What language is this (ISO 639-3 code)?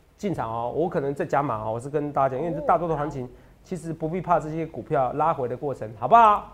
zho